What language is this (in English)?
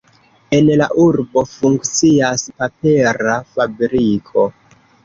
Esperanto